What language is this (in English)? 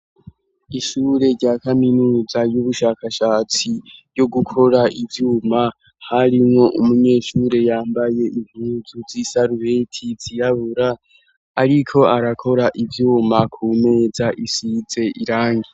Rundi